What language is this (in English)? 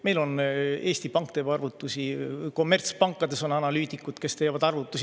Estonian